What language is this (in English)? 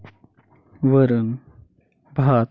Marathi